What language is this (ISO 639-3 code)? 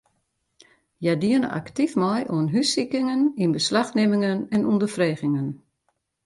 fry